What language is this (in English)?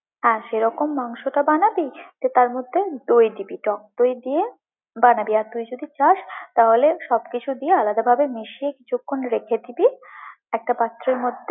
Bangla